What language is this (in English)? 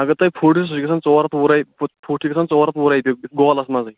Kashmiri